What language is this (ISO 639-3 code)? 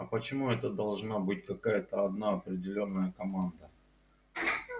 rus